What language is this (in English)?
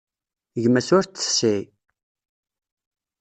Kabyle